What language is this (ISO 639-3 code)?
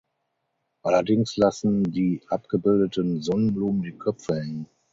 deu